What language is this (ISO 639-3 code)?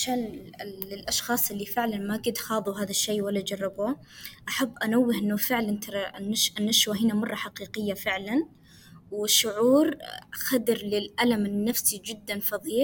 ara